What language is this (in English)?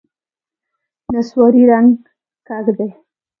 Pashto